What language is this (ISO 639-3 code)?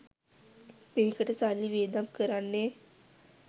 sin